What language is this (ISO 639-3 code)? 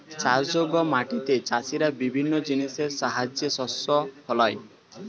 ben